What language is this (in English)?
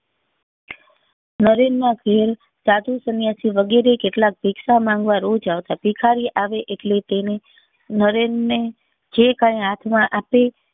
Gujarati